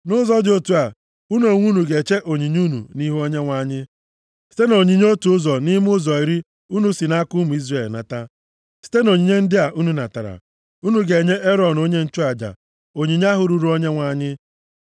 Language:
Igbo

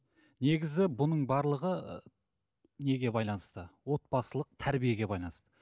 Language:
Kazakh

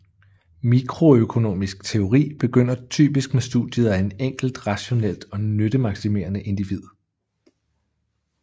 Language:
Danish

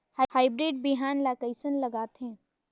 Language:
Chhattisgarhi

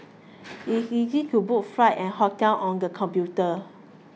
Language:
English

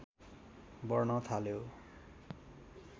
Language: Nepali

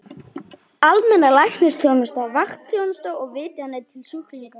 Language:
Icelandic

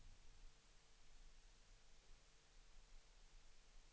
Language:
Swedish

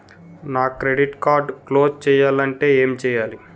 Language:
Telugu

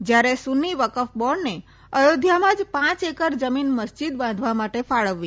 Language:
Gujarati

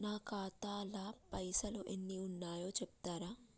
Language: Telugu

